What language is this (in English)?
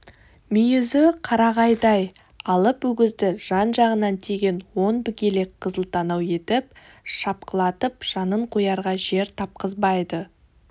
Kazakh